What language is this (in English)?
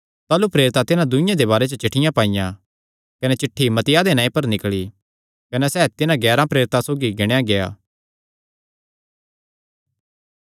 Kangri